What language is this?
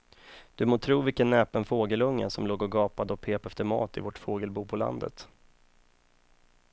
Swedish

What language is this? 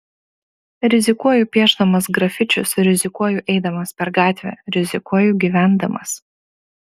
Lithuanian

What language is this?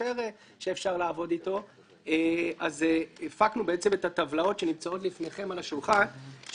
Hebrew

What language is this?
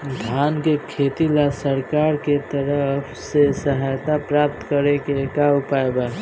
Bhojpuri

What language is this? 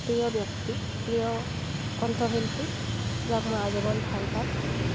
Assamese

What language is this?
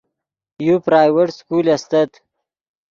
Yidgha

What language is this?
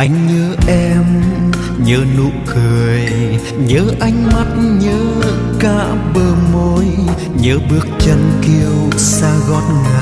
Vietnamese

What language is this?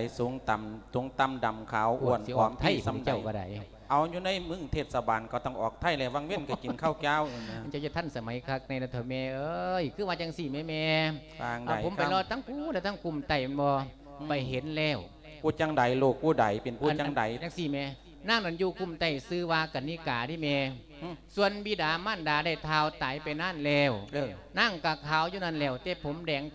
Thai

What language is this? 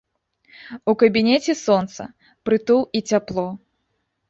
Belarusian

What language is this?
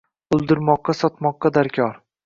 Uzbek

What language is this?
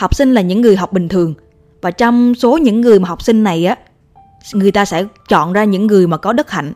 Vietnamese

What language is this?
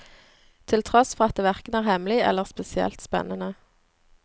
Norwegian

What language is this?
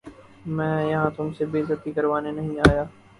Urdu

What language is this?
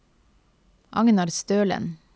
Norwegian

